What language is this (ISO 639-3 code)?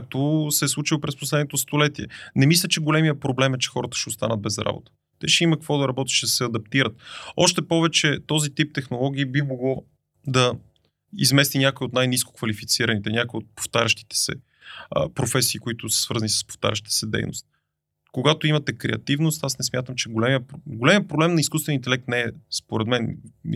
bul